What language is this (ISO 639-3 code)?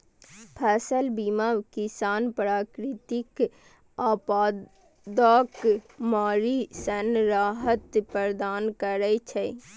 mai